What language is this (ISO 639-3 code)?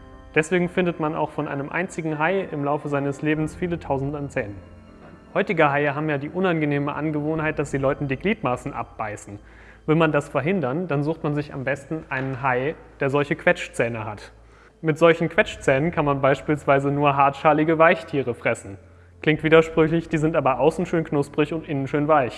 deu